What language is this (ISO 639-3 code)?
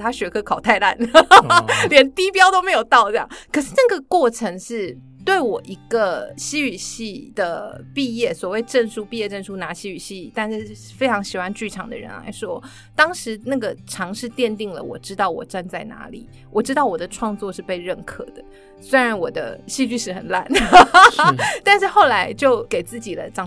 zho